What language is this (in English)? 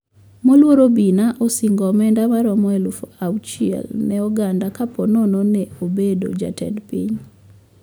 Luo (Kenya and Tanzania)